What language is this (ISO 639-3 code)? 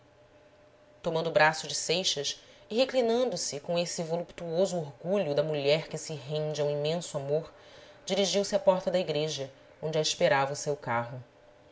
por